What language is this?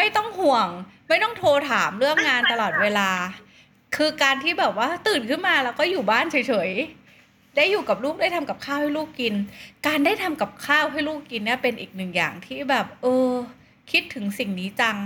Thai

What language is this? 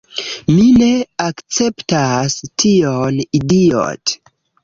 Esperanto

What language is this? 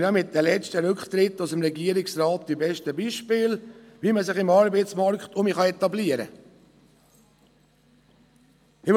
Swiss German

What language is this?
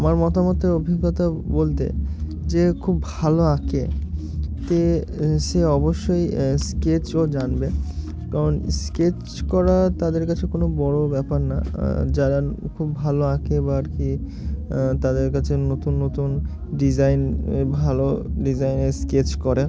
Bangla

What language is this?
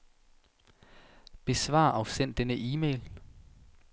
Danish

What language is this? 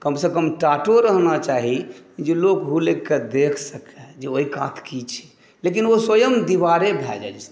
Maithili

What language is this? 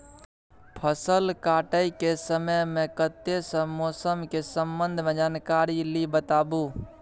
Maithili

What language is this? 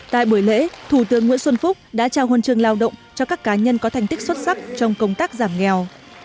Vietnamese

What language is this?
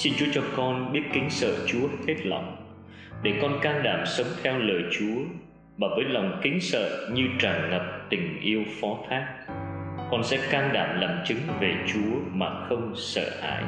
Vietnamese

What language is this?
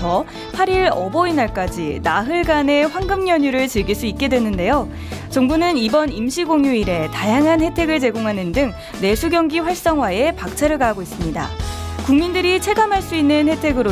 Korean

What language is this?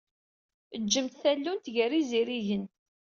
Kabyle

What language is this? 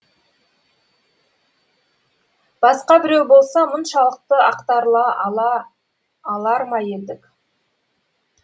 Kazakh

